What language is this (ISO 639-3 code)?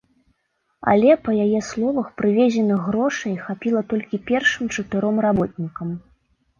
bel